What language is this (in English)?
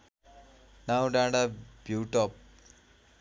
Nepali